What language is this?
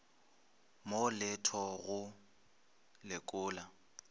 Northern Sotho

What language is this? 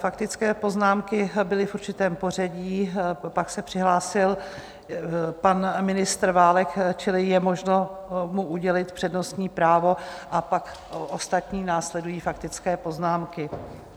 Czech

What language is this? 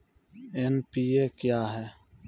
Maithili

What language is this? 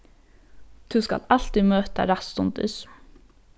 Faroese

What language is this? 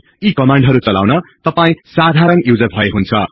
Nepali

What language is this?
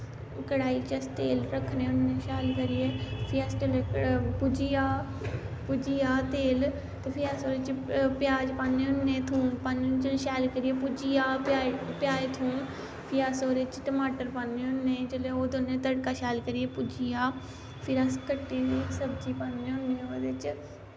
Dogri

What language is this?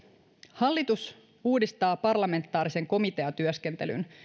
Finnish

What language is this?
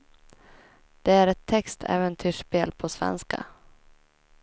Swedish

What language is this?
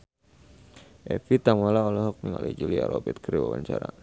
Sundanese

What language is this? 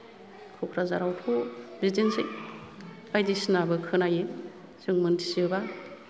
Bodo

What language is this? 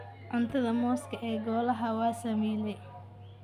Somali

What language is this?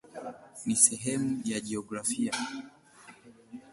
Swahili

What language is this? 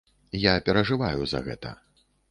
Belarusian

